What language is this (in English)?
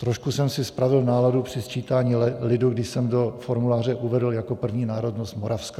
Czech